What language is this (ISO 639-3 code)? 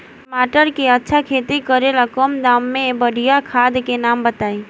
bho